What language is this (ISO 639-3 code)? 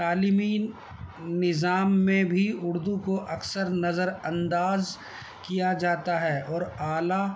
urd